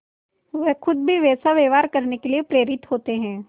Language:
Hindi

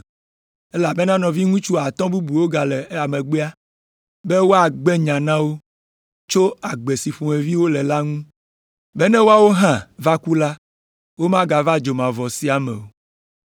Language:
Ewe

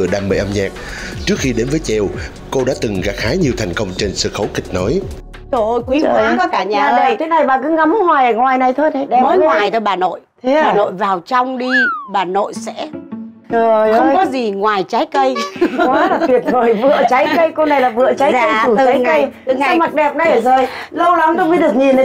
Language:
Vietnamese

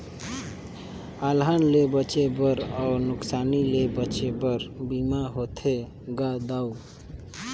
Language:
Chhattisgarhi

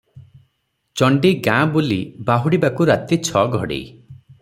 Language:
Odia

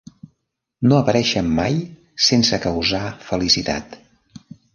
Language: Catalan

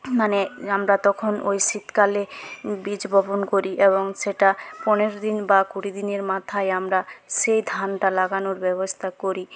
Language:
Bangla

